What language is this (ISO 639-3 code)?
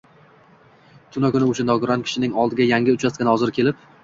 uzb